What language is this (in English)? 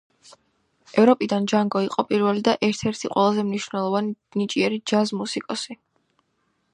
Georgian